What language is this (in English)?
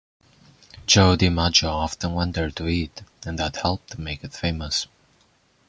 English